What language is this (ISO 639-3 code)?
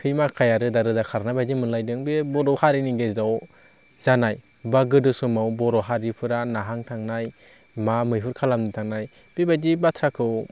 brx